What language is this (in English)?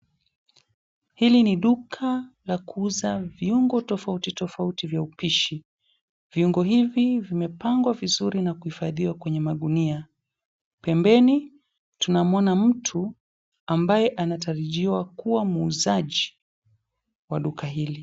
Swahili